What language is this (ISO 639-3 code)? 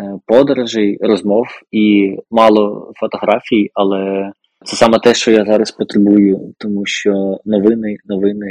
ukr